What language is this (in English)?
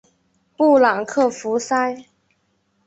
Chinese